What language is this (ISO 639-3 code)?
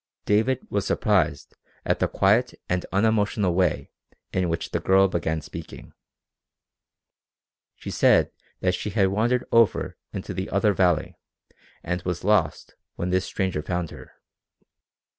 eng